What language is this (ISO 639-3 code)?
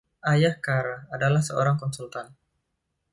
ind